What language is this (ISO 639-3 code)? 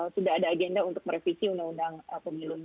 ind